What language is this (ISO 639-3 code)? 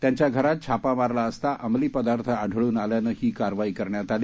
mar